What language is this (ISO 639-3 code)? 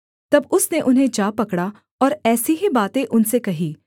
hin